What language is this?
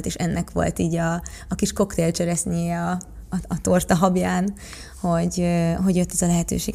Hungarian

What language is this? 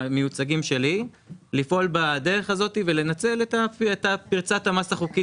Hebrew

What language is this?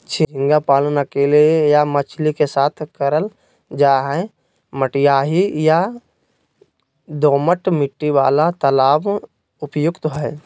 Magahi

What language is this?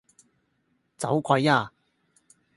Cantonese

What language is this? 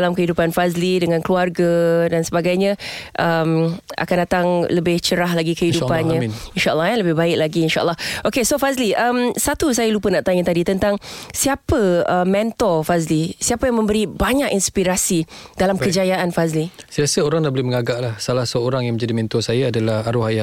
Malay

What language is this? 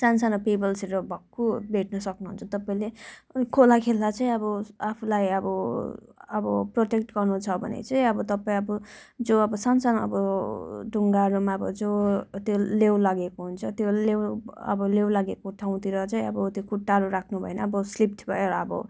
Nepali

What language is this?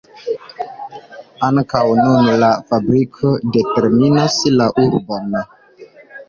Esperanto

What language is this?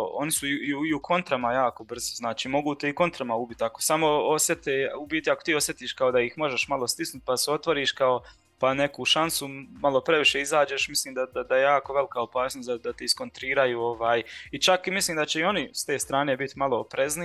Croatian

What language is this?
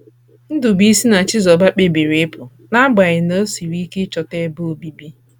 Igbo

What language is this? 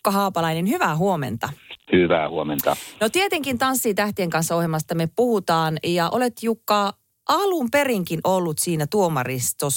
Finnish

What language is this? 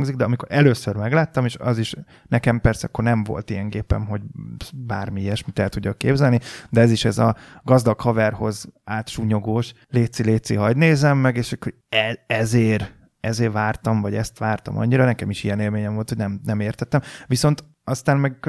Hungarian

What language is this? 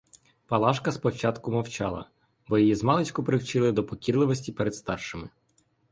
Ukrainian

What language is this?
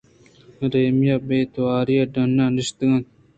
Eastern Balochi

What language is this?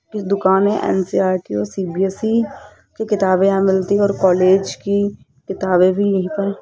Hindi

